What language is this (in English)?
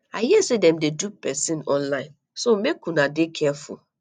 Nigerian Pidgin